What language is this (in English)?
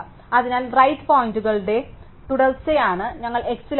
Malayalam